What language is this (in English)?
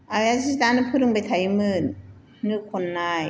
Bodo